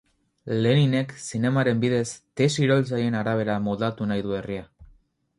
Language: Basque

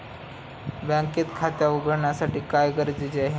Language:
Marathi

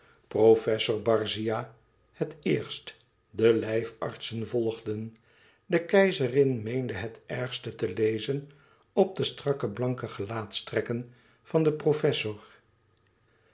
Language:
Dutch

